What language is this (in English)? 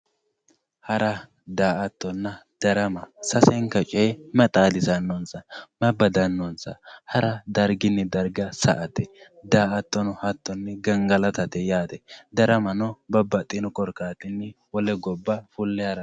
Sidamo